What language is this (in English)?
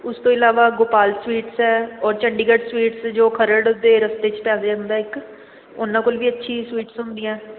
Punjabi